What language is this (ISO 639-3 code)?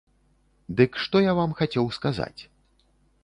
bel